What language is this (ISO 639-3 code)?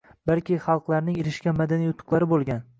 uzb